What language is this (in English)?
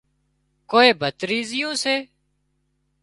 Wadiyara Koli